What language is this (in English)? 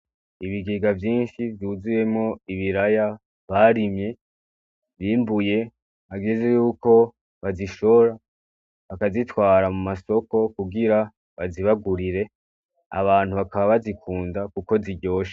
Rundi